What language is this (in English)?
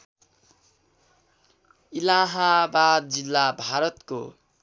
Nepali